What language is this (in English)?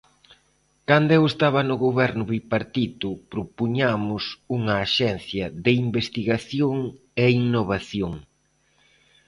Galician